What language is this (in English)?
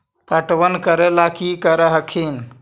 Magahi